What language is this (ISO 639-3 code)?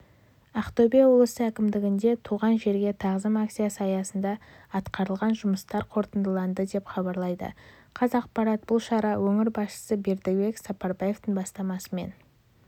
kaz